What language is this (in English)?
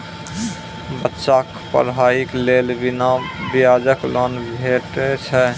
Maithili